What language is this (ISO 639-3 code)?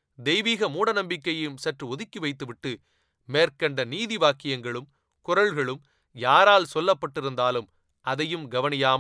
tam